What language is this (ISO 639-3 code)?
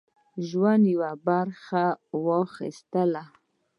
pus